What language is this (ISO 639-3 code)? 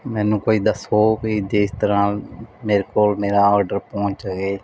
pan